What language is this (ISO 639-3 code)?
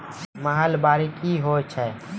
mai